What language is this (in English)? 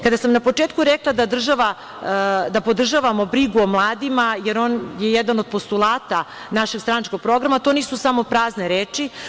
Serbian